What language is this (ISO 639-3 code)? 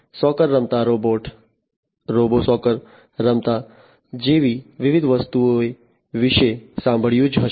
guj